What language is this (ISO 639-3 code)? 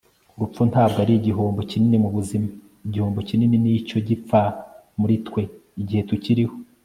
kin